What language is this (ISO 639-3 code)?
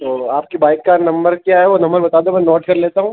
hin